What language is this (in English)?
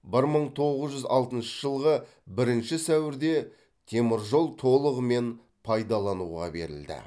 Kazakh